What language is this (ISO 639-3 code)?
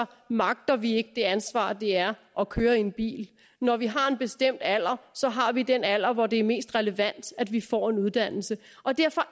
dan